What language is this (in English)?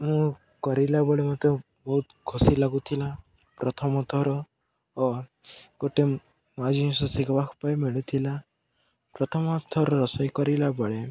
Odia